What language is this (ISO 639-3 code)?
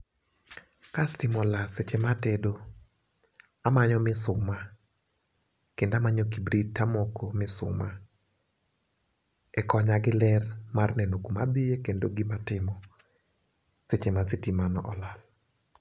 luo